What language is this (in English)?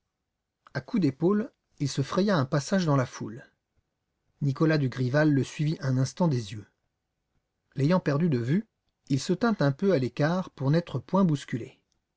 French